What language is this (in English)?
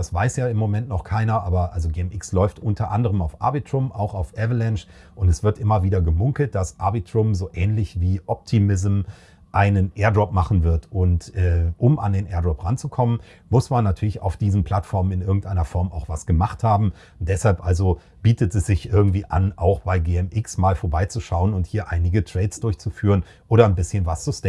German